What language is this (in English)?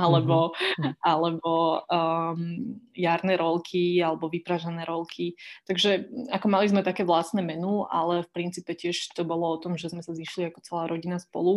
Slovak